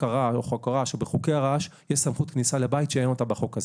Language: Hebrew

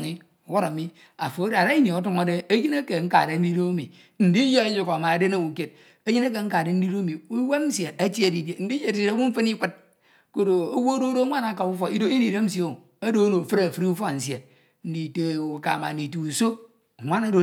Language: Ito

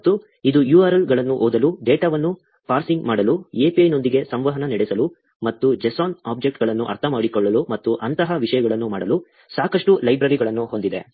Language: Kannada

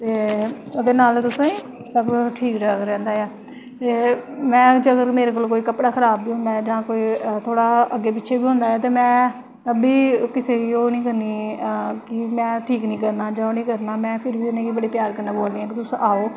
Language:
Dogri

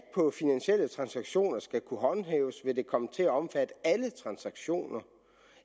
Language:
Danish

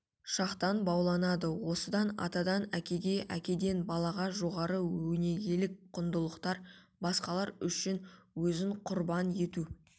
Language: Kazakh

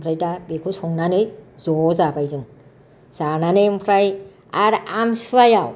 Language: Bodo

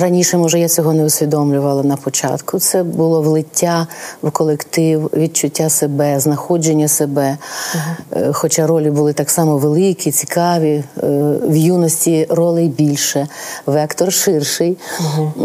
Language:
Ukrainian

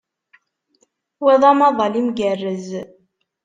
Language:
Kabyle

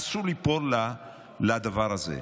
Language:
Hebrew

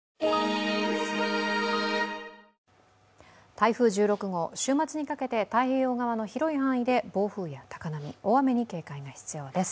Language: Japanese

